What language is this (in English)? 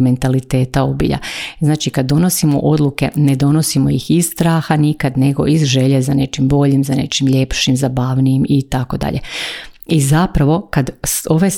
Croatian